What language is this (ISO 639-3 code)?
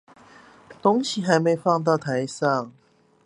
zho